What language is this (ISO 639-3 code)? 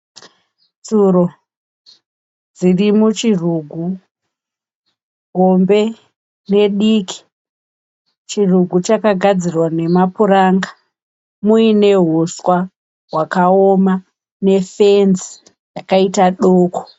sna